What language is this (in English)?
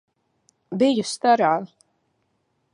Latvian